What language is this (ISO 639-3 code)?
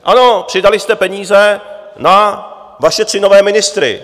ces